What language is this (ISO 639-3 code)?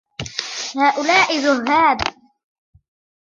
ara